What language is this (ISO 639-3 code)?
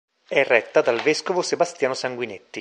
ita